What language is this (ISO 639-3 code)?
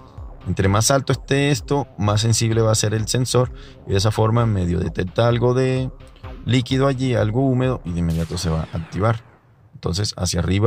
spa